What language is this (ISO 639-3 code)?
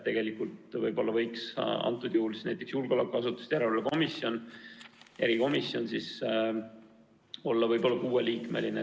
est